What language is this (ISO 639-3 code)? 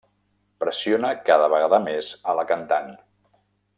cat